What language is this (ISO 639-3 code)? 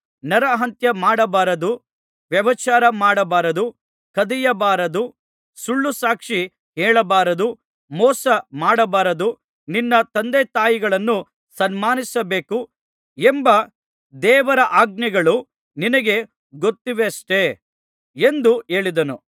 kan